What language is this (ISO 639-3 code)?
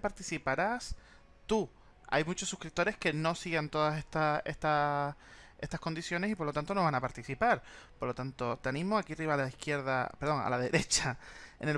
spa